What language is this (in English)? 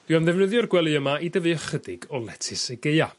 Welsh